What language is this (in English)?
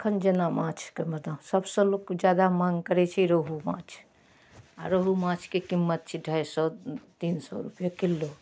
Maithili